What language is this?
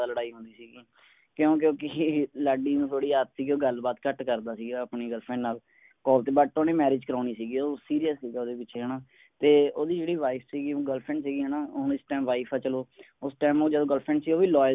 Punjabi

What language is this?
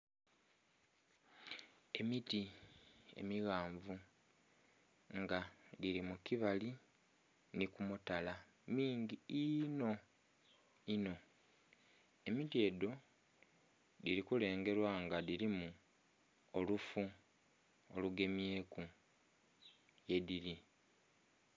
Soga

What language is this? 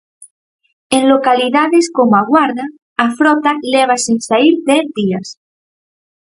Galician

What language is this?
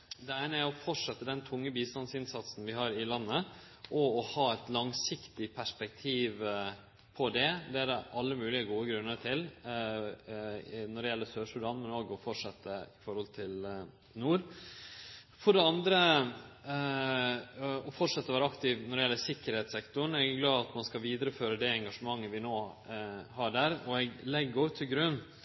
Norwegian Nynorsk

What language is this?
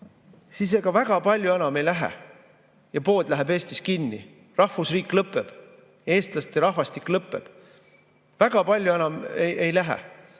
Estonian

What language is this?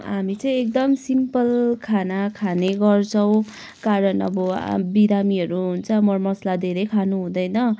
Nepali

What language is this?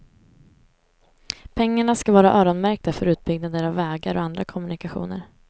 Swedish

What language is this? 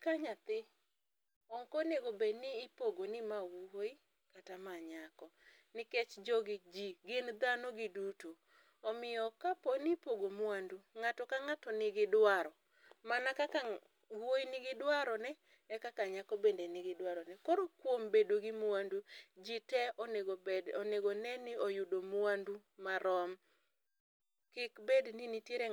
Luo (Kenya and Tanzania)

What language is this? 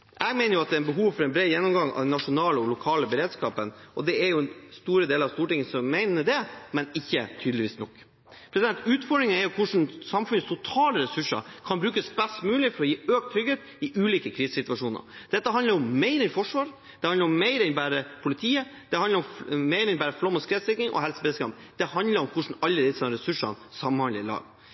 Norwegian Bokmål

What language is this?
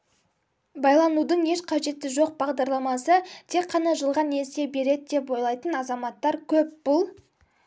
Kazakh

